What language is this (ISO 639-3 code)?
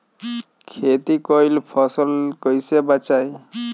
bho